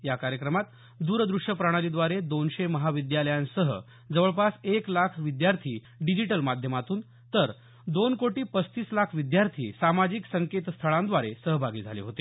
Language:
Marathi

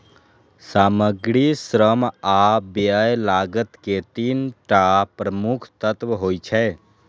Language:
Maithili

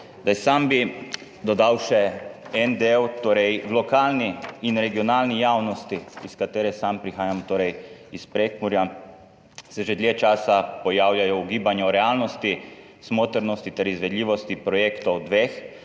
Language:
Slovenian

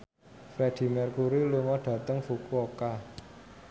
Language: Javanese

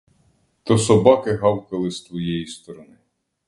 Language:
Ukrainian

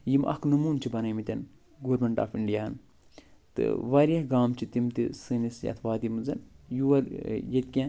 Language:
Kashmiri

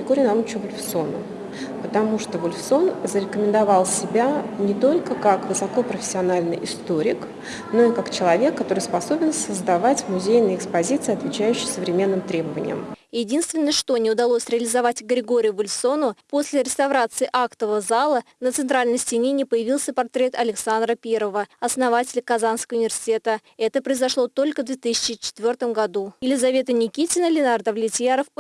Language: Russian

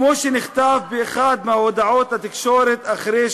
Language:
Hebrew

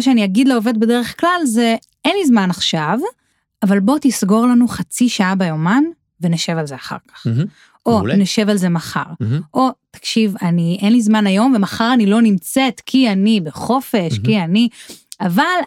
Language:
Hebrew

